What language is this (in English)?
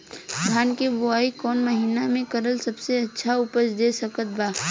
Bhojpuri